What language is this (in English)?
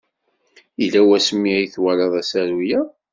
Kabyle